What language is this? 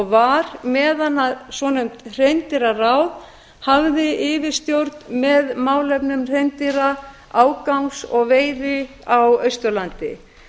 Icelandic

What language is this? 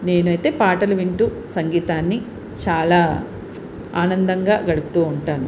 Telugu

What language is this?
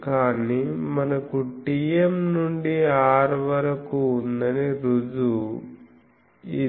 Telugu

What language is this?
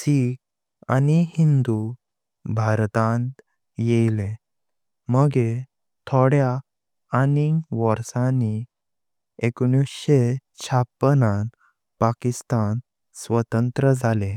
Konkani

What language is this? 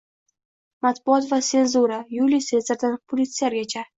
Uzbek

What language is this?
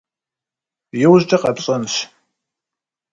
Kabardian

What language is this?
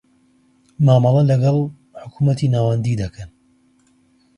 Central Kurdish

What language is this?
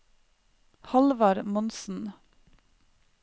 Norwegian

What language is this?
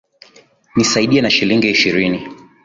Swahili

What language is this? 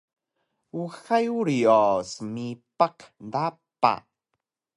Taroko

